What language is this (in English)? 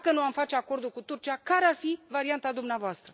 Romanian